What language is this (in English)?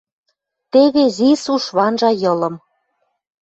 Western Mari